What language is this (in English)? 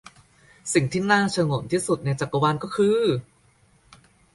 Thai